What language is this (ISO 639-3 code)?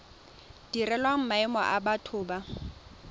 tsn